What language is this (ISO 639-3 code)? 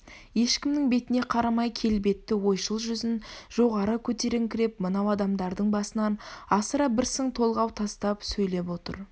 kaz